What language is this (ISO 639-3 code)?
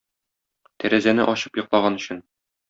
tat